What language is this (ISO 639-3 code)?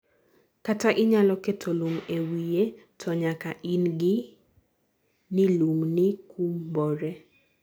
luo